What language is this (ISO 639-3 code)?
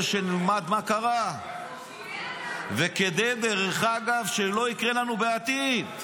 heb